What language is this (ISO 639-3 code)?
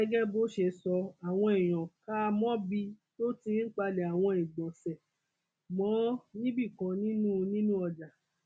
yor